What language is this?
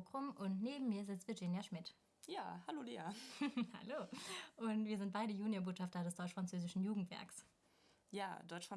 German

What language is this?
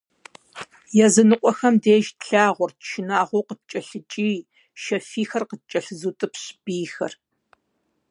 Kabardian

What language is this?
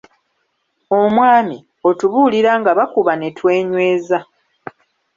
Ganda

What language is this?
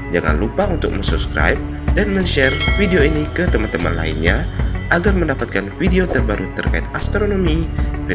Indonesian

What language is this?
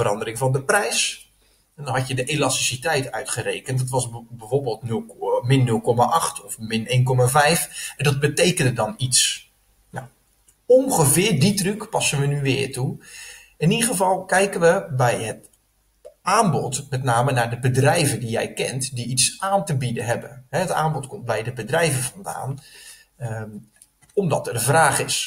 Dutch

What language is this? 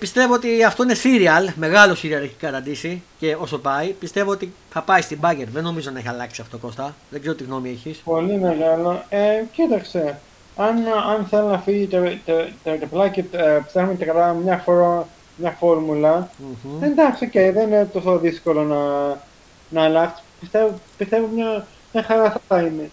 Greek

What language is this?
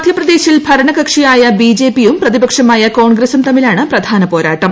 Malayalam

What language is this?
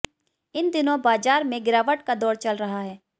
Hindi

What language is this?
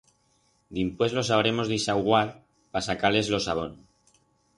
Aragonese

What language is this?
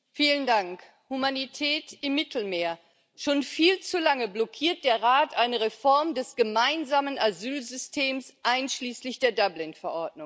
German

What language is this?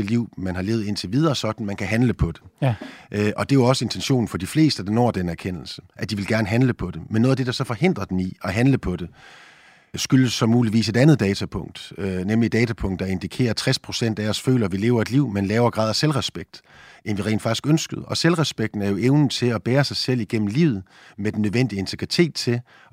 Danish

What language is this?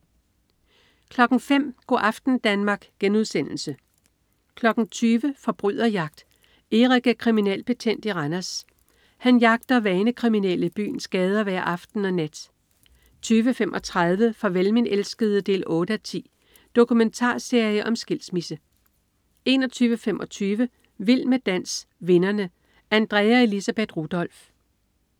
Danish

